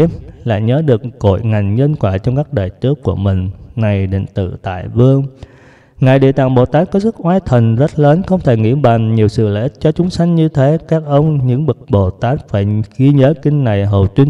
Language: Vietnamese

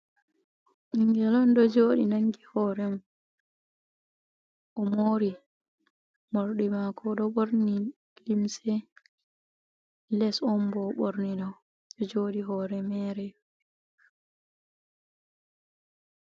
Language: Fula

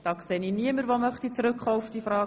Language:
Swiss German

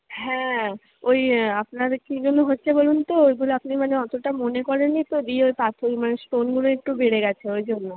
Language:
Bangla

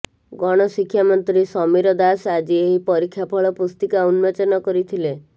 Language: Odia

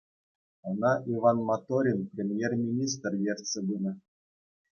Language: Chuvash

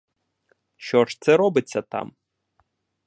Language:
Ukrainian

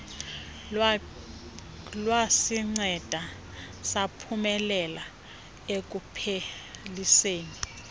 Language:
Xhosa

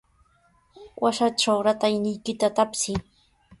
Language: Sihuas Ancash Quechua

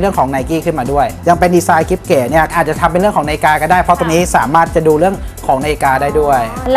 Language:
Thai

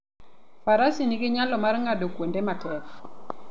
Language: Luo (Kenya and Tanzania)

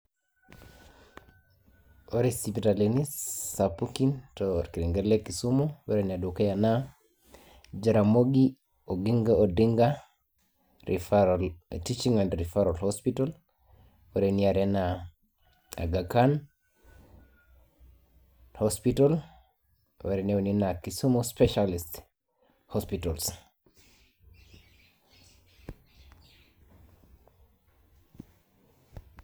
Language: Masai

